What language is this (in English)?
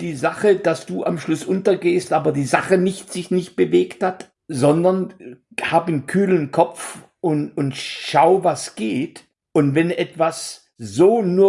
German